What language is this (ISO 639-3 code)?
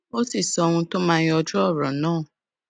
yor